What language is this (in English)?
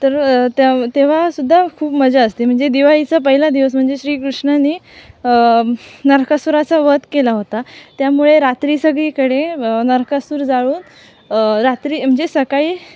Marathi